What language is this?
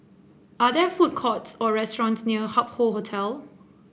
English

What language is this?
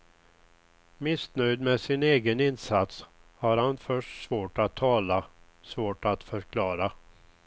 Swedish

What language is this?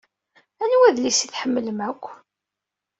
Kabyle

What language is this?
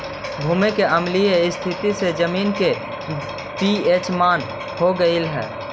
Magahi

